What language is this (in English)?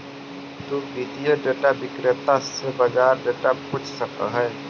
Magahi